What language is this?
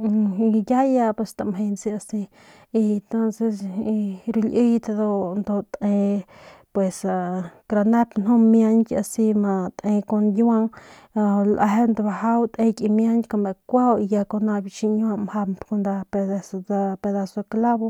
Northern Pame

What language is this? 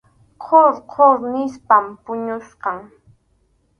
Arequipa-La Unión Quechua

